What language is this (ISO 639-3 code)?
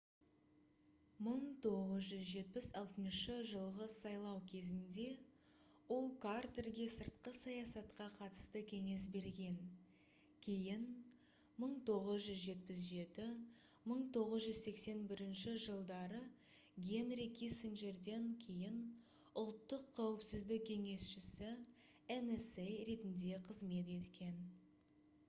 kaz